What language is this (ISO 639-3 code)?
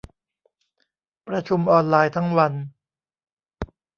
tha